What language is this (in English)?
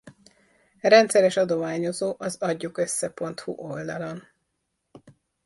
Hungarian